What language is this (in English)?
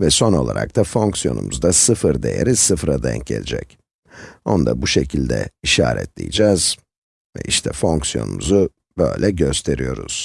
Turkish